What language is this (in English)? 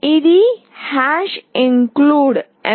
Telugu